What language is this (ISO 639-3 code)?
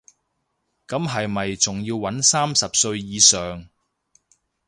yue